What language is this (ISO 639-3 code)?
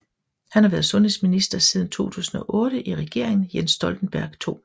dan